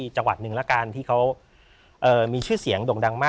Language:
Thai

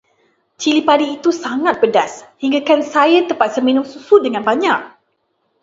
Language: Malay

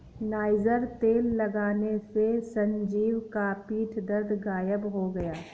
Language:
Hindi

